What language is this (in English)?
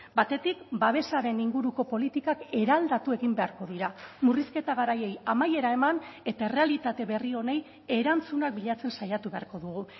Basque